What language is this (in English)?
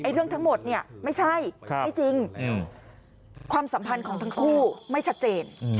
Thai